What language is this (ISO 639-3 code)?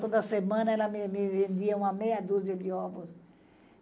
por